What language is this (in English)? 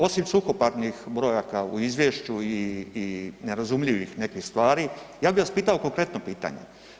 Croatian